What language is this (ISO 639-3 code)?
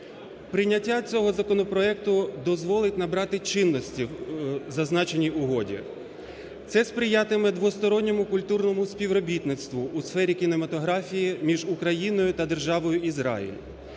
ukr